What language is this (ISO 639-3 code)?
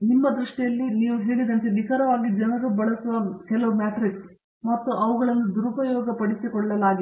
kan